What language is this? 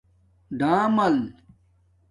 Domaaki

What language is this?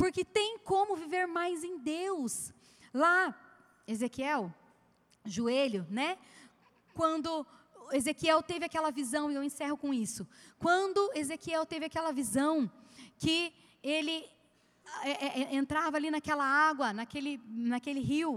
Portuguese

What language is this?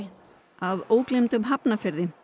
Icelandic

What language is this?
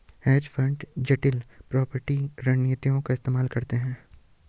Hindi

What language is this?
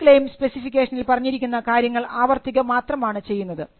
Malayalam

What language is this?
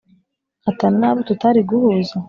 Kinyarwanda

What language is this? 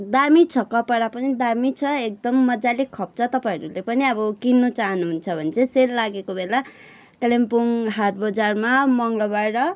Nepali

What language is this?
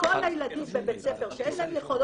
Hebrew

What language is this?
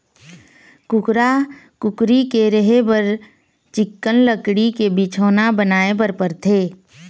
Chhattisgarhi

